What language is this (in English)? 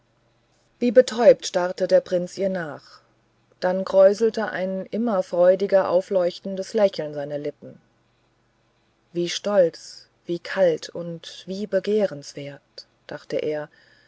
German